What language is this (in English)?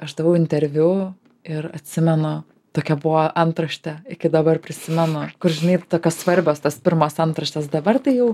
Lithuanian